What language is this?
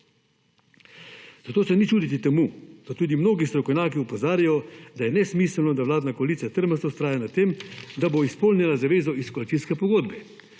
Slovenian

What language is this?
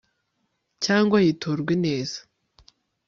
Kinyarwanda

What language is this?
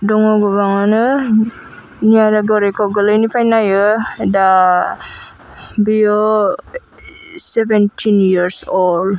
Bodo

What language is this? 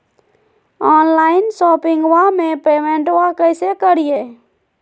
Magahi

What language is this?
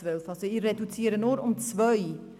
Swiss German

